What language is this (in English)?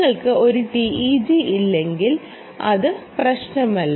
Malayalam